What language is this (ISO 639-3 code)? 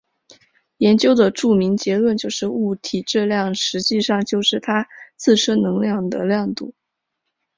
zho